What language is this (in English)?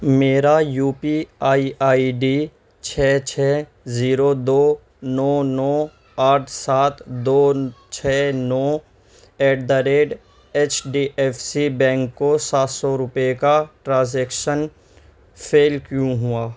Urdu